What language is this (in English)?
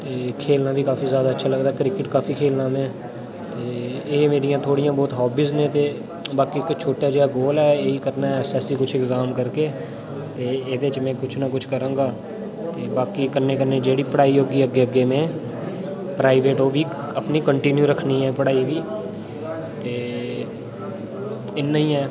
Dogri